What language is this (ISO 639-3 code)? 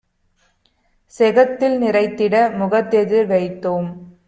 tam